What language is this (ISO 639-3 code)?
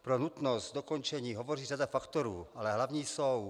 ces